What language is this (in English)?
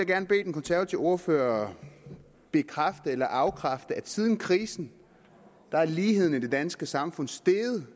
Danish